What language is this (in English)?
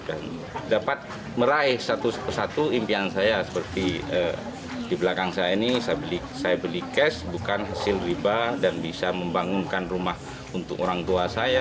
Indonesian